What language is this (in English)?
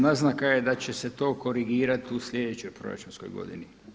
Croatian